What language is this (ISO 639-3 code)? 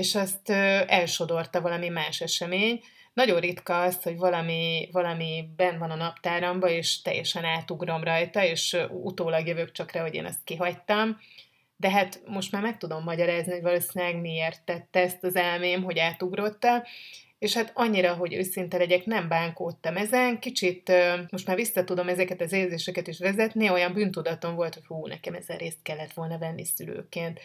hun